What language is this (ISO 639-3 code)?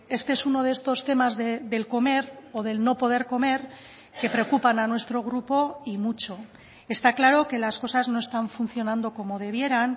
spa